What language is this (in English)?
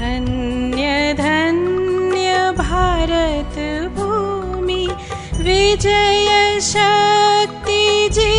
Hindi